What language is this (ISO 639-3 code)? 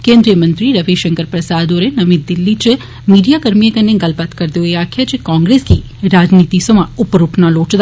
doi